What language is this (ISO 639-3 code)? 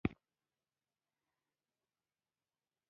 pus